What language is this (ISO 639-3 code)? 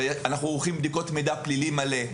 heb